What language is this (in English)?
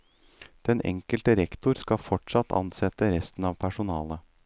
Norwegian